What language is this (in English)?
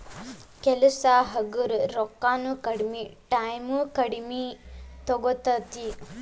Kannada